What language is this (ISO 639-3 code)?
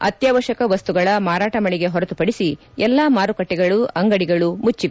kan